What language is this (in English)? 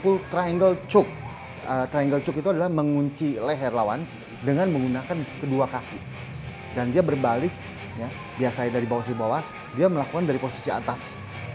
Indonesian